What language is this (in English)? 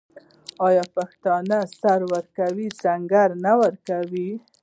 Pashto